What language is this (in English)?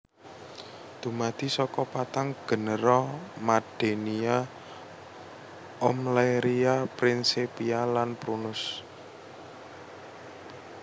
Javanese